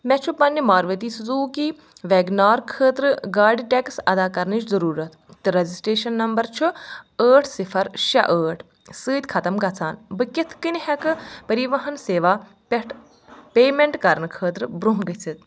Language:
Kashmiri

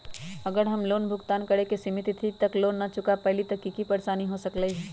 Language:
Magahi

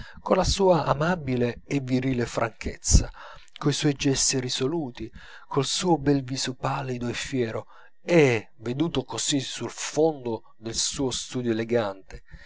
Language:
Italian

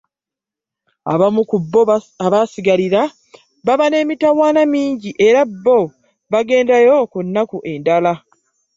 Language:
Ganda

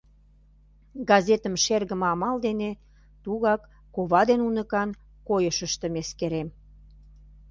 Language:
Mari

